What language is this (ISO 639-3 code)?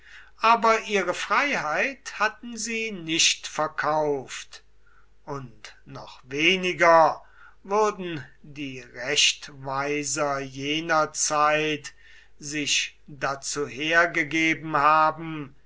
deu